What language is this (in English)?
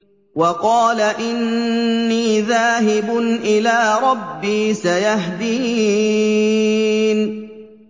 Arabic